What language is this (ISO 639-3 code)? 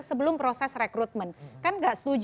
ind